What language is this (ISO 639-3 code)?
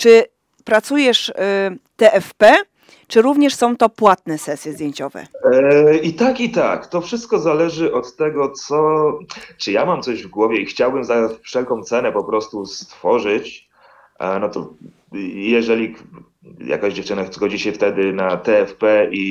pol